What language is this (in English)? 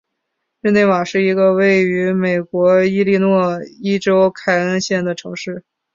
Chinese